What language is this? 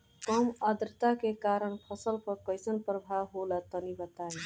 Bhojpuri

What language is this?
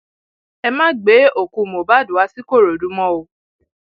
Yoruba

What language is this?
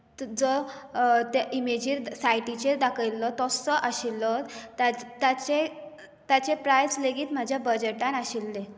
Konkani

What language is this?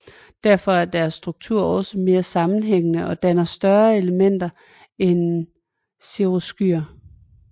Danish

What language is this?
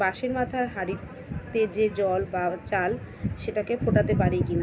Bangla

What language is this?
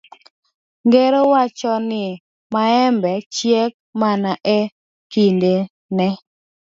Luo (Kenya and Tanzania)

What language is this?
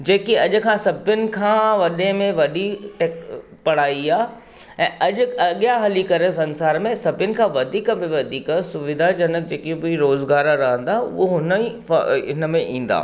Sindhi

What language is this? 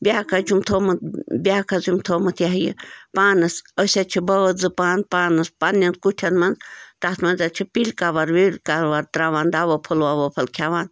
Kashmiri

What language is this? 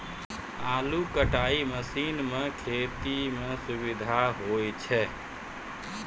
Maithili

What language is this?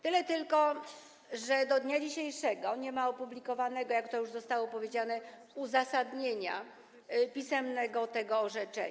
Polish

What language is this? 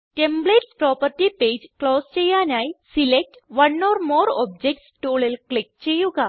Malayalam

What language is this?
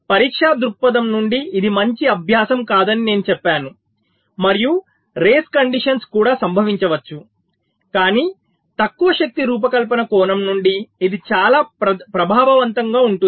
Telugu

